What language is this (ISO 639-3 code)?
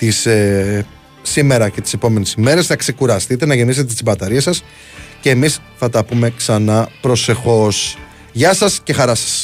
ell